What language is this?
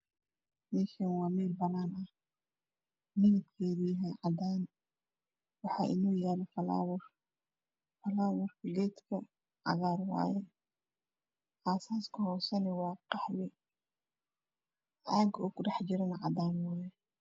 Somali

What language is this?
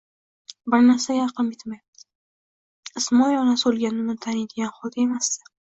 Uzbek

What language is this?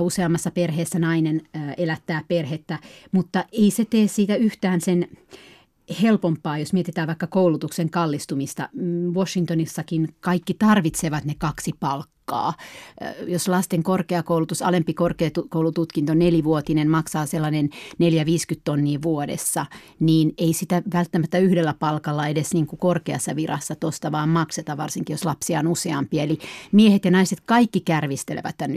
Finnish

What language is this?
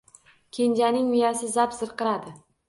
Uzbek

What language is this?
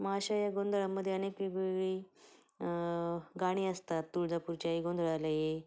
Marathi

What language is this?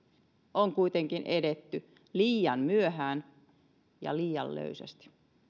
Finnish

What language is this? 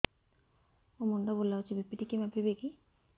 Odia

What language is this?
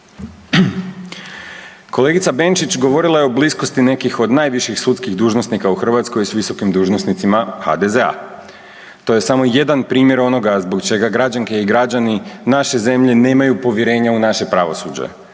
Croatian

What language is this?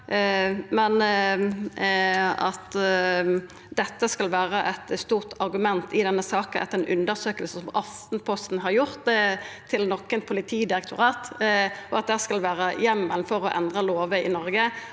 Norwegian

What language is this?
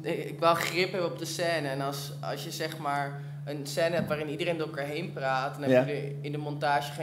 Dutch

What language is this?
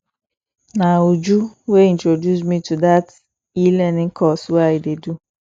Nigerian Pidgin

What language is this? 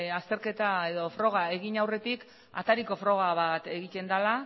Basque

